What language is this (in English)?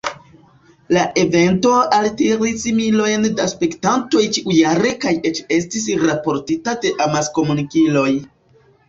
Esperanto